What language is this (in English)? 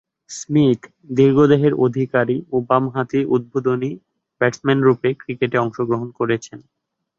Bangla